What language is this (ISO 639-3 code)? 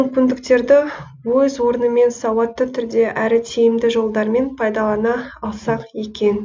kaz